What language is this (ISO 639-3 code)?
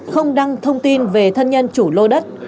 vie